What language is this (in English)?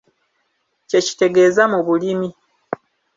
Ganda